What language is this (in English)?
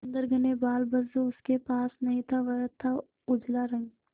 Hindi